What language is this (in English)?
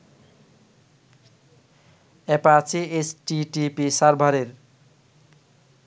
Bangla